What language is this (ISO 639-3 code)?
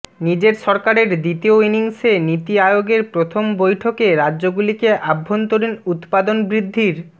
ben